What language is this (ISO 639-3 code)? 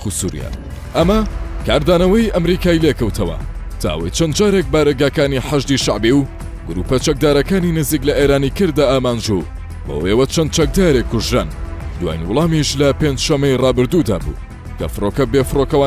ara